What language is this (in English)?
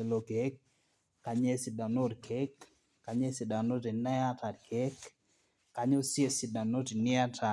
Masai